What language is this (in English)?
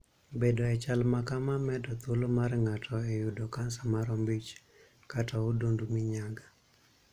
Luo (Kenya and Tanzania)